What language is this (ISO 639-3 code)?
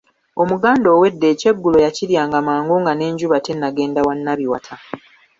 lug